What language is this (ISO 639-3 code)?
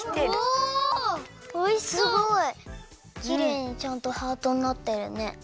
jpn